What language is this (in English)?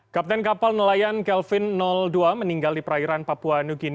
Indonesian